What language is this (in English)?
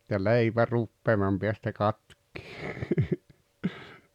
Finnish